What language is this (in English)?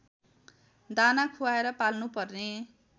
Nepali